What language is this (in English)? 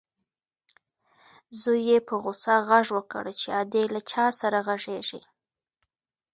Pashto